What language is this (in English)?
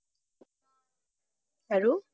Assamese